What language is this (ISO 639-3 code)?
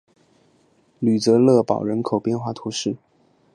zho